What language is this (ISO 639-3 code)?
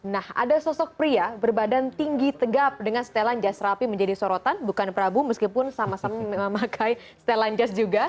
ind